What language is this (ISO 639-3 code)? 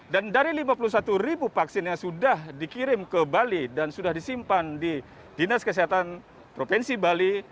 ind